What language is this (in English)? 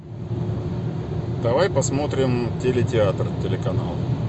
Russian